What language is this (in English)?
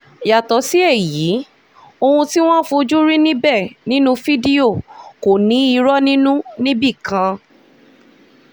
Yoruba